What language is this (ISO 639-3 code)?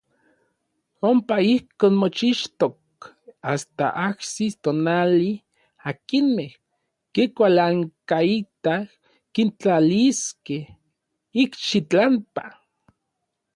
nlv